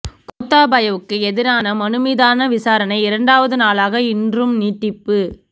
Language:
Tamil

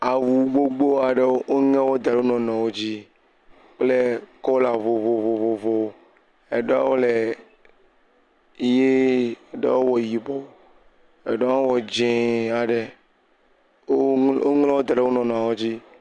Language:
Ewe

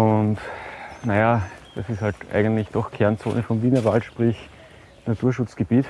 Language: German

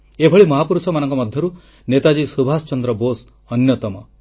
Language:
Odia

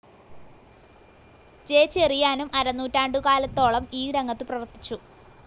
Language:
Malayalam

